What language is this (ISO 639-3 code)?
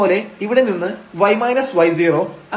mal